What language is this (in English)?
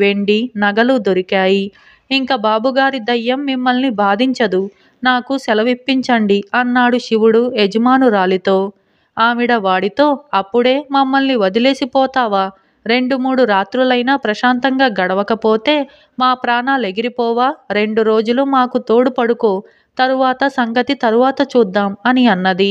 Telugu